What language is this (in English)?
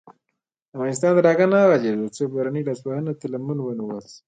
Pashto